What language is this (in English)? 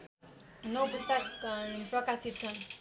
Nepali